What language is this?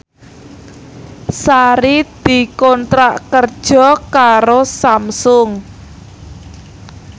Javanese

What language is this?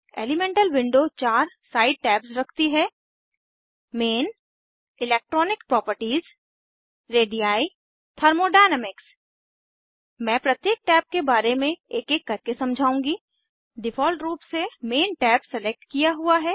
Hindi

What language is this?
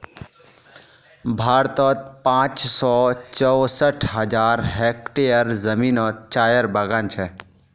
Magahi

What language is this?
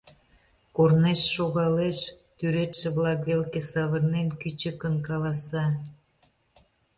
Mari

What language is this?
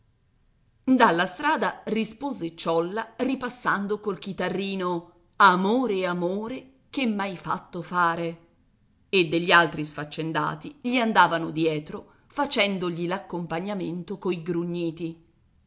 Italian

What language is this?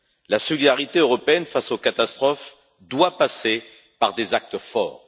French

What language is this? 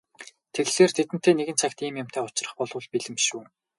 Mongolian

